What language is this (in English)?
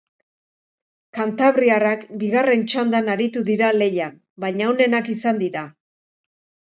Basque